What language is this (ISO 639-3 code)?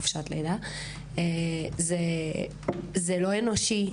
heb